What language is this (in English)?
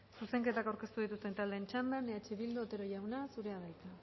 Basque